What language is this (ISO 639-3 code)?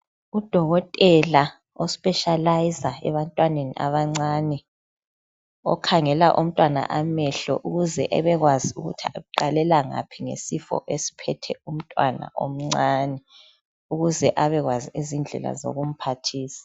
nde